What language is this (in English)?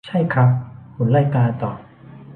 Thai